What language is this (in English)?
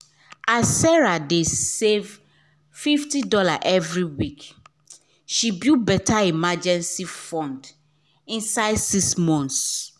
Nigerian Pidgin